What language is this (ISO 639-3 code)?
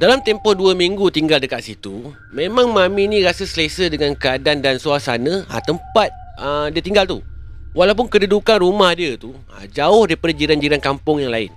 msa